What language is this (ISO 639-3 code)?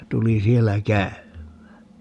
fin